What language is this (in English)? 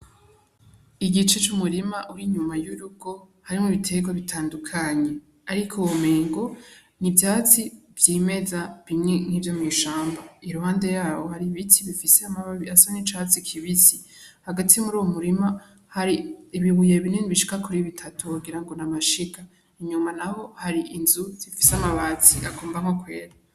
Rundi